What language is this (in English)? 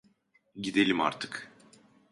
Turkish